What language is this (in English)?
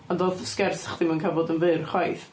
Welsh